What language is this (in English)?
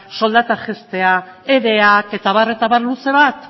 Basque